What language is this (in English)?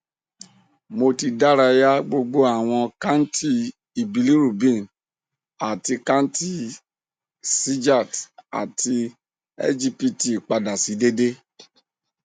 Yoruba